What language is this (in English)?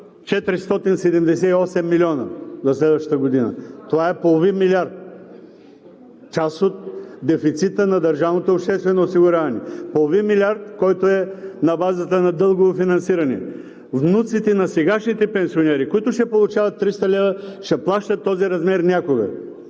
Bulgarian